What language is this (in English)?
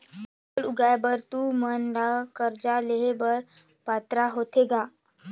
Chhattisgarhi